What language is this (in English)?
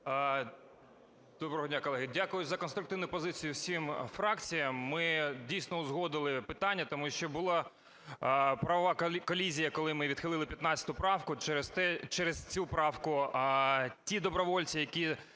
Ukrainian